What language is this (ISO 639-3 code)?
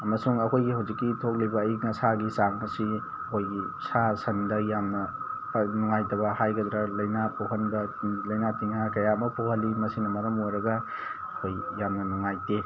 mni